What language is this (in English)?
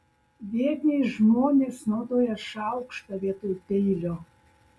Lithuanian